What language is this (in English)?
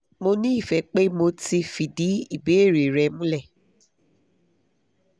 Yoruba